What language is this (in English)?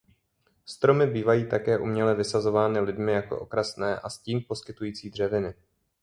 Czech